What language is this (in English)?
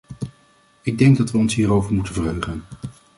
Dutch